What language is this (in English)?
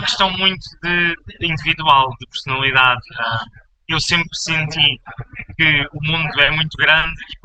Portuguese